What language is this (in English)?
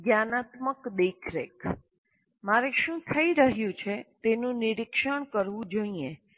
Gujarati